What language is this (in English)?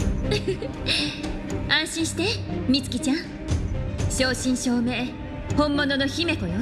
Japanese